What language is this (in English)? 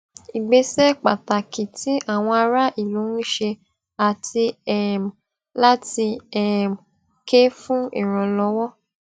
Yoruba